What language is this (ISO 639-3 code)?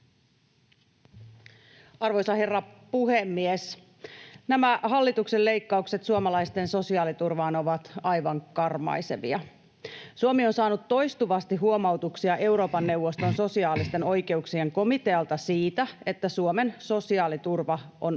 fin